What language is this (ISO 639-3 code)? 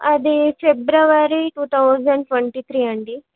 tel